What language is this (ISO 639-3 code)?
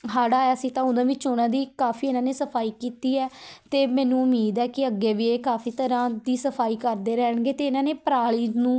pan